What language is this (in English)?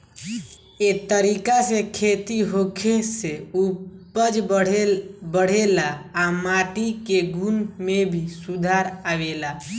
Bhojpuri